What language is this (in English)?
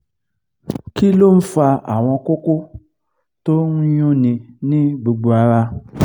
Yoruba